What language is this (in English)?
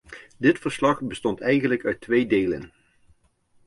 Dutch